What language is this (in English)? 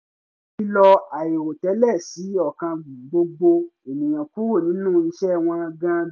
Yoruba